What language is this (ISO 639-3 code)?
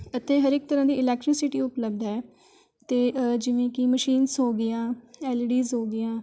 pan